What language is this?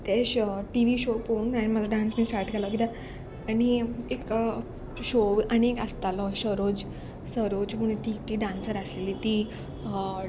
Konkani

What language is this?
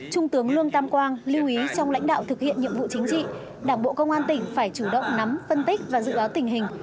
Vietnamese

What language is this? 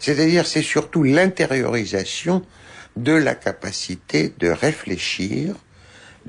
French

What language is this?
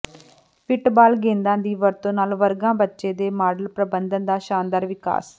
Punjabi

